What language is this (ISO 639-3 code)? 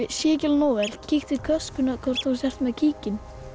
isl